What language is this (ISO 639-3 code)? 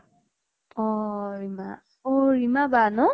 asm